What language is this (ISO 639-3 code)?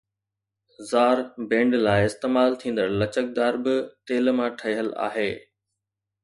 snd